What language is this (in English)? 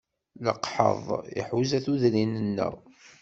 Kabyle